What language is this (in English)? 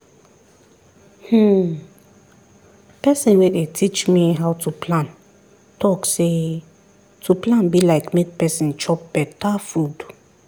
Nigerian Pidgin